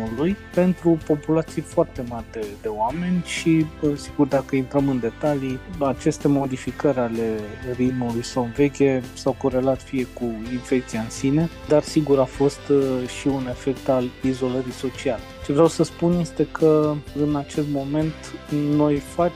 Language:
Romanian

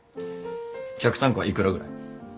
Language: Japanese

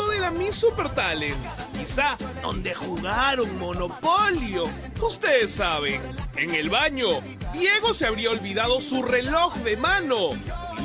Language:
Spanish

